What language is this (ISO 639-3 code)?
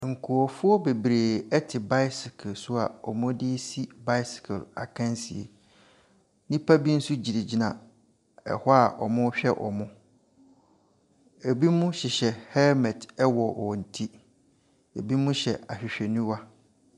aka